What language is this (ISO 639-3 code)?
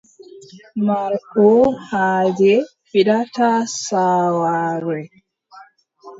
fub